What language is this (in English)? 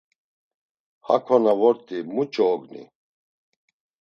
Laz